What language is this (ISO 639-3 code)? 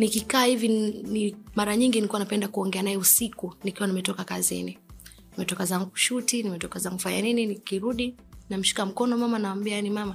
swa